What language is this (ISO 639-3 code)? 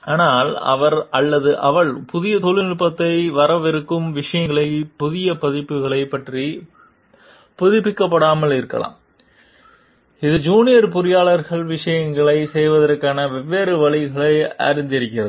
tam